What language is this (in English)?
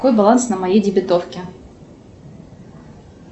Russian